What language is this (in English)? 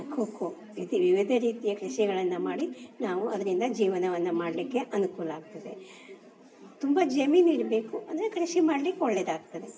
Kannada